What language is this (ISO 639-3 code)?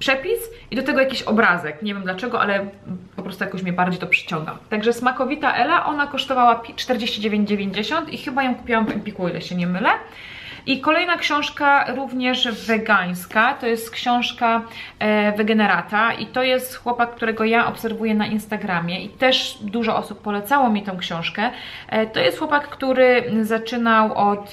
pol